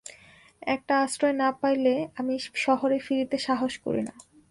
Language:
Bangla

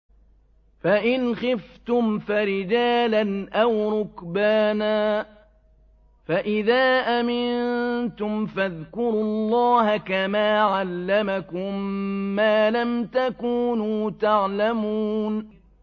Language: Arabic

